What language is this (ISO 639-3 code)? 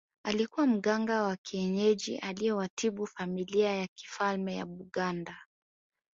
swa